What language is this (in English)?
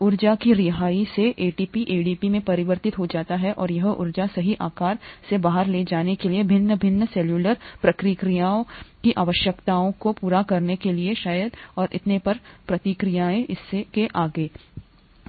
Hindi